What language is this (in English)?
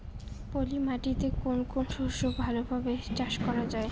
Bangla